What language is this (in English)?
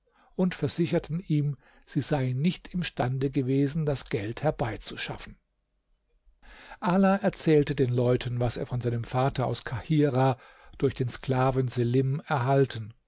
German